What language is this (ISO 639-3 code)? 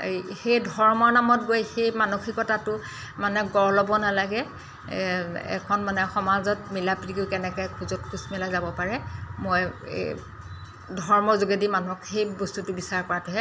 asm